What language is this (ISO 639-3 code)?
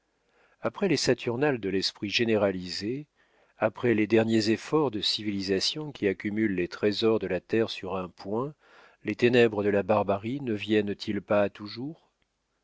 fra